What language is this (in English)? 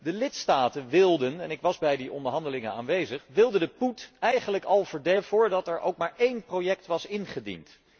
Dutch